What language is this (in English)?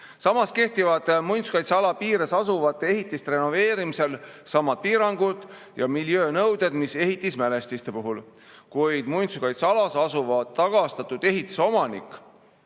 Estonian